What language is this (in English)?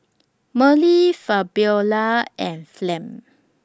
English